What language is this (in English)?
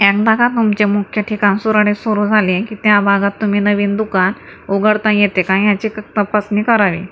Marathi